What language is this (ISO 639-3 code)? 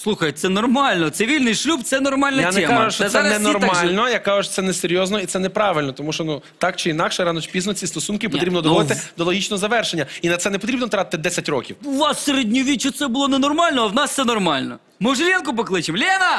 rus